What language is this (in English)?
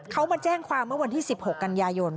Thai